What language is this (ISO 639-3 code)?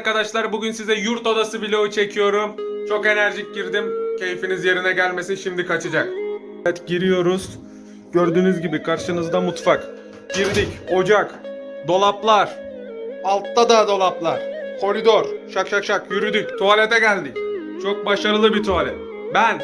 tur